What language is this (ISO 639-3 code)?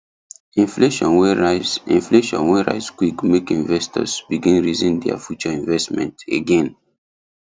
pcm